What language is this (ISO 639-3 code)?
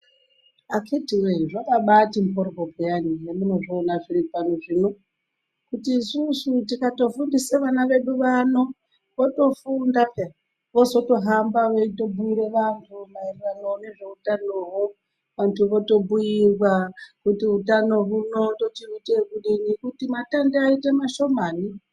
ndc